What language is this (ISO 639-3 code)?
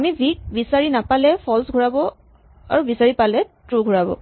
asm